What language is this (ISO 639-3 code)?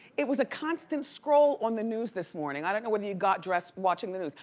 eng